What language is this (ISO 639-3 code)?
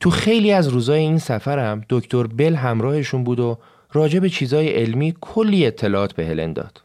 fas